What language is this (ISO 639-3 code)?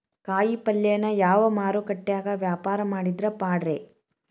kan